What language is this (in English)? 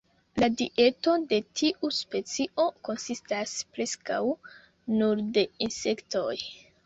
Esperanto